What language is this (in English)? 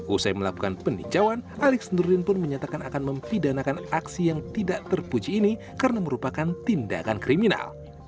Indonesian